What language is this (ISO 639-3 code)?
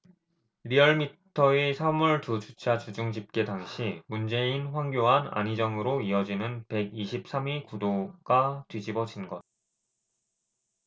kor